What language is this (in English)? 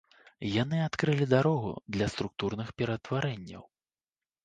Belarusian